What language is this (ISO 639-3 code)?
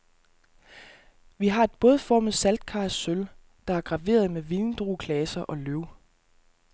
dan